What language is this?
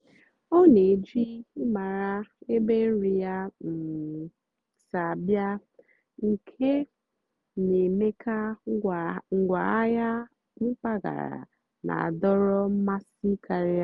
Igbo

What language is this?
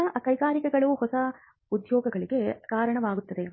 Kannada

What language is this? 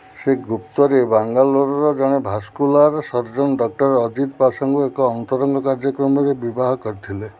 Odia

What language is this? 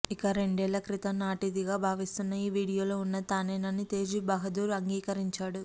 Telugu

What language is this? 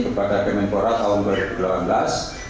Indonesian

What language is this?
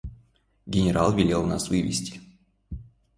Russian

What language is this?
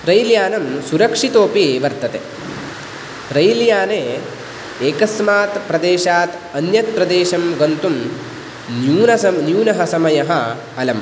Sanskrit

